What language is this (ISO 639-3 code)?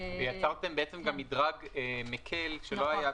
heb